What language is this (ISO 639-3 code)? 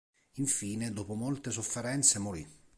ita